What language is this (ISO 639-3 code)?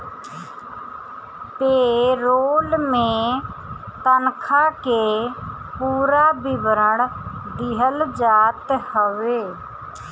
bho